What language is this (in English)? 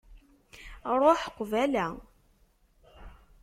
Kabyle